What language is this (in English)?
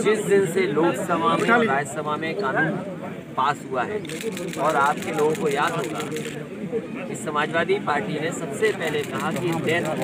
Hindi